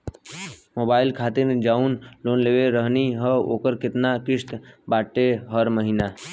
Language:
Bhojpuri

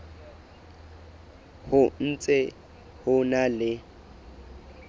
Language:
Southern Sotho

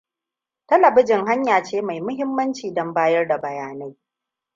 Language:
Hausa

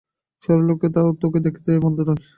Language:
Bangla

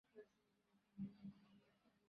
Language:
Bangla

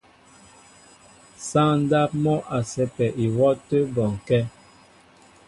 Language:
Mbo (Cameroon)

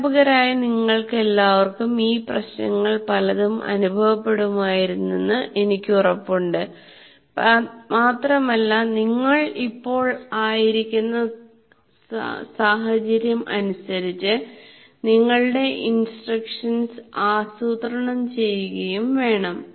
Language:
Malayalam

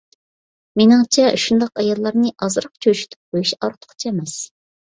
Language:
Uyghur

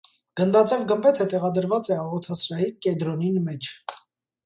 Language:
Armenian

